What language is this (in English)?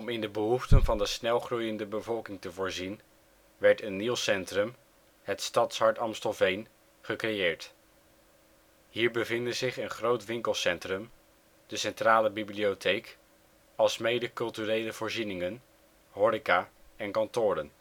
Dutch